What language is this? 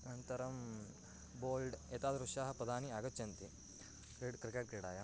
Sanskrit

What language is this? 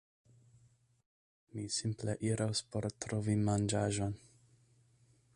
Esperanto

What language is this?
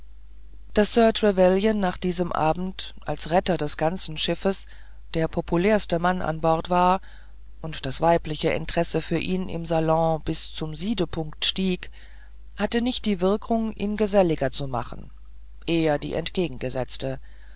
German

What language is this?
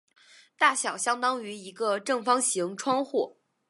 Chinese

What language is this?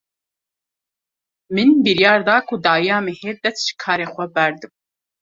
Kurdish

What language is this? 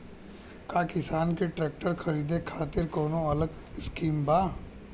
Bhojpuri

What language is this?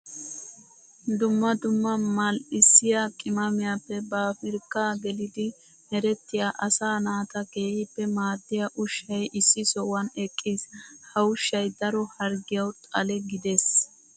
Wolaytta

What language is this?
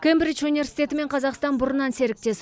Kazakh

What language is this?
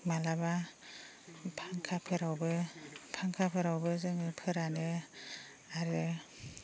Bodo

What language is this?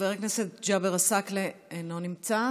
Hebrew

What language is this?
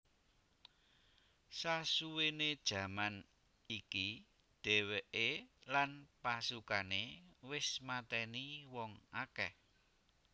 Javanese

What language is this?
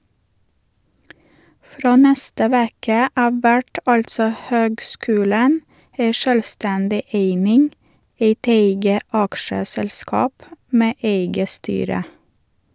Norwegian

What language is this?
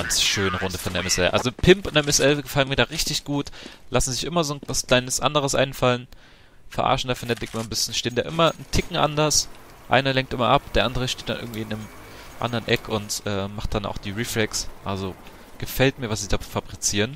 German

